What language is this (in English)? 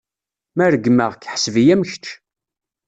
Kabyle